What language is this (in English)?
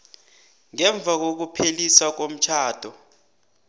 South Ndebele